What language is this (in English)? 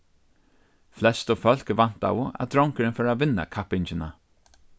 Faroese